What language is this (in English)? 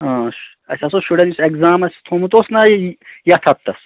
Kashmiri